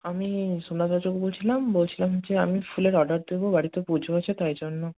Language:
Bangla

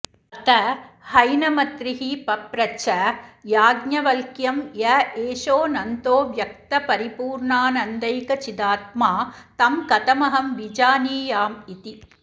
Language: Sanskrit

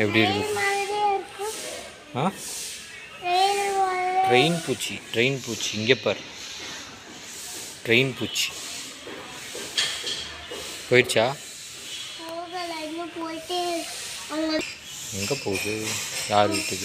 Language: Romanian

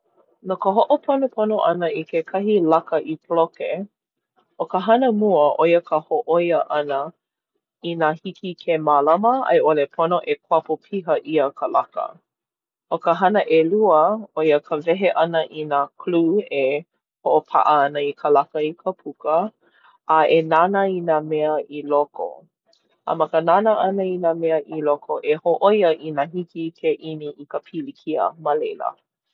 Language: Hawaiian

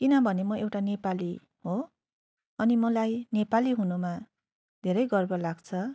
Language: Nepali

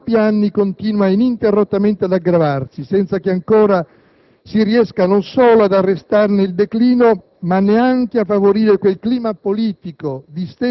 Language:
Italian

